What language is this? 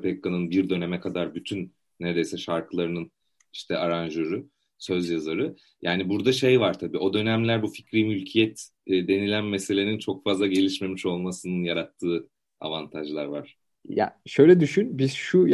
Turkish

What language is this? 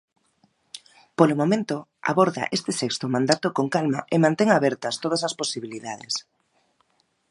Galician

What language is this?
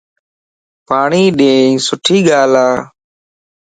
Lasi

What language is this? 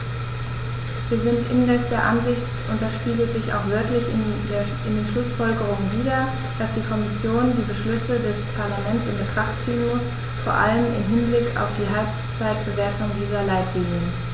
German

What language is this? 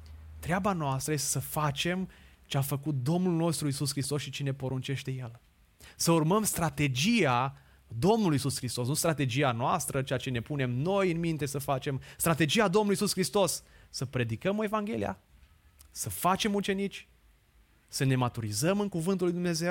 Romanian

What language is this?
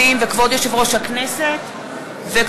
Hebrew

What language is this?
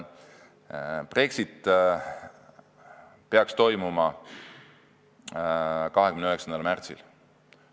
Estonian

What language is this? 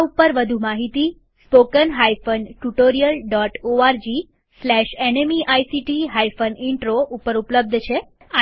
Gujarati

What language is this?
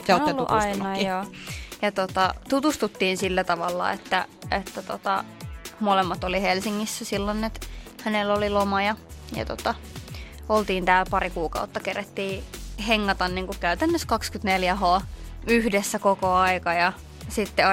Finnish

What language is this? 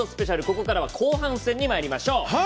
Japanese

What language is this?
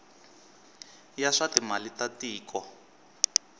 Tsonga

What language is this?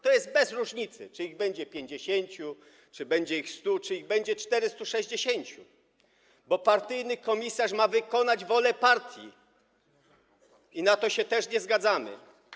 Polish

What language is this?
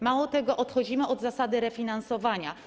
Polish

